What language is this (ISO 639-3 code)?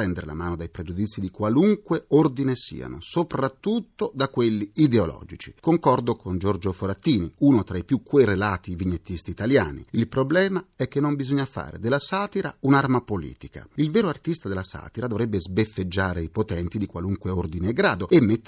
ita